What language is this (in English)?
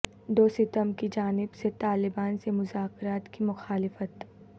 Urdu